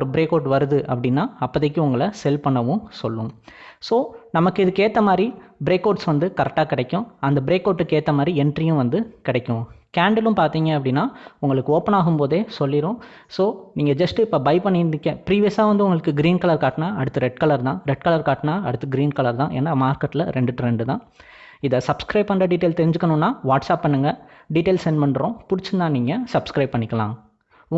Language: Indonesian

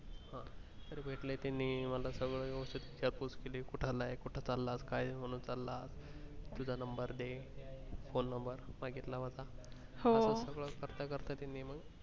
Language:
Marathi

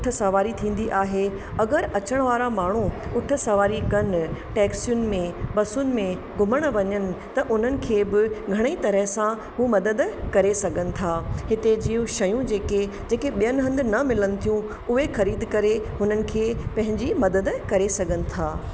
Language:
Sindhi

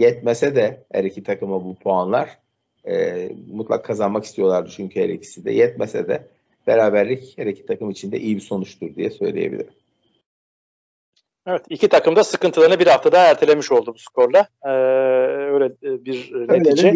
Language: Turkish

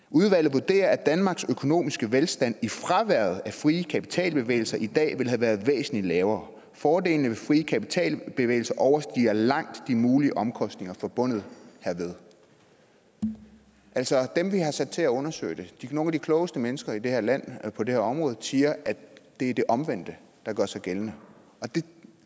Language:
Danish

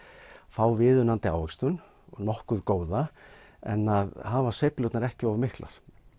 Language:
Icelandic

